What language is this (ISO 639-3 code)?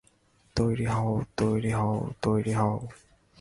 ben